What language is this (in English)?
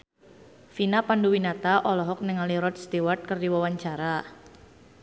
Sundanese